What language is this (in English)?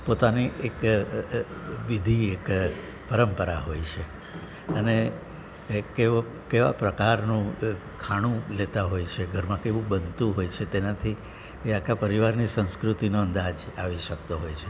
Gujarati